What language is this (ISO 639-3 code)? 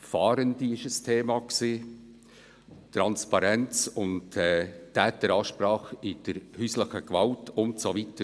gsw